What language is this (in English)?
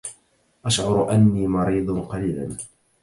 Arabic